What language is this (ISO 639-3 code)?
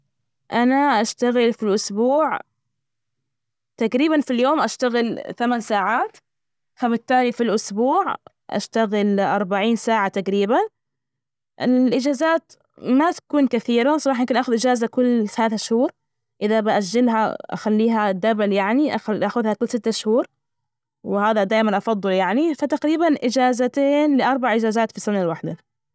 ars